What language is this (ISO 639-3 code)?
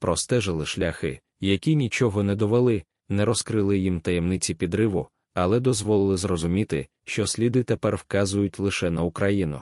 ukr